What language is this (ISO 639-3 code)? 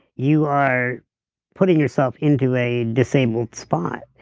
eng